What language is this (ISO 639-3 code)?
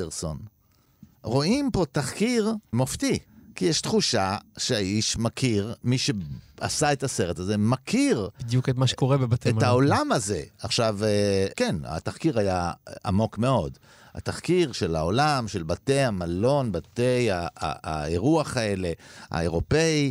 heb